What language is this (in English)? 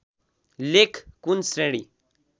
Nepali